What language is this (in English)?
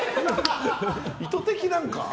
Japanese